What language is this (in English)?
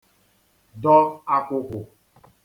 Igbo